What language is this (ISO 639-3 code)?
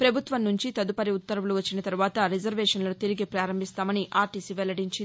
tel